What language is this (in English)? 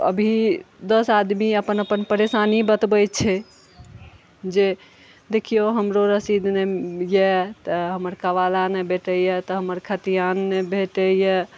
Maithili